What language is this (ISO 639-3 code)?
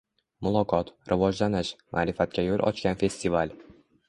uzb